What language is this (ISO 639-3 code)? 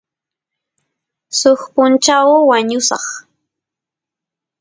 qus